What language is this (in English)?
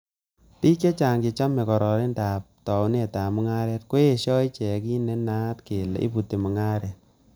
Kalenjin